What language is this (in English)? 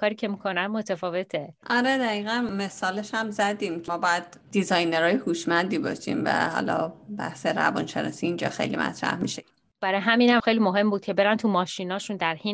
Persian